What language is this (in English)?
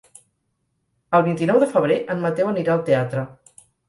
Catalan